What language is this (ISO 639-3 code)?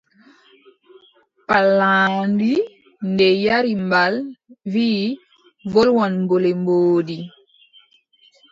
fub